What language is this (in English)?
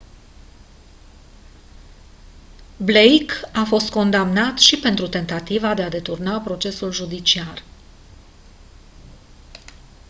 Romanian